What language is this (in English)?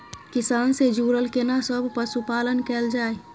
Maithili